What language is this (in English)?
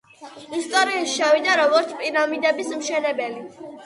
Georgian